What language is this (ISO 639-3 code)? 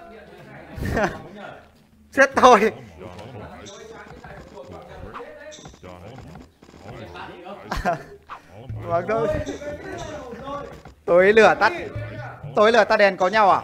vie